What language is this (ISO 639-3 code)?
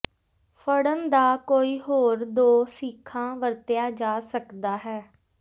pan